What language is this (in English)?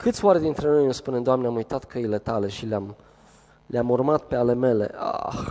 Romanian